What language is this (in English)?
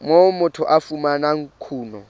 Southern Sotho